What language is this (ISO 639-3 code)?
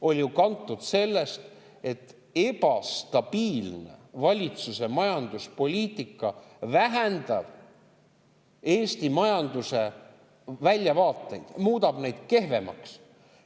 est